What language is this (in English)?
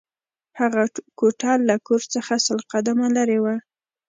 Pashto